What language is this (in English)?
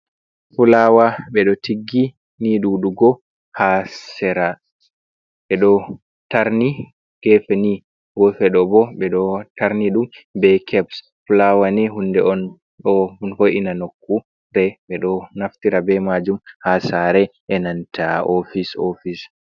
Fula